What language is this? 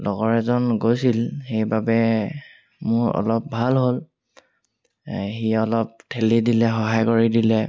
Assamese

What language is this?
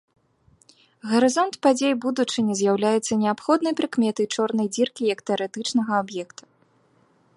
Belarusian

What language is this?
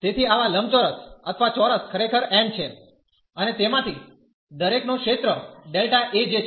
Gujarati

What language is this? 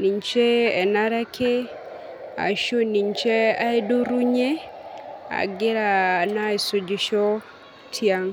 Masai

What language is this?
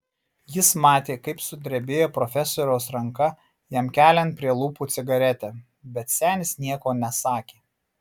Lithuanian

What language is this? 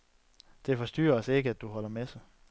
Danish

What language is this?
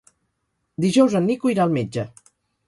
Catalan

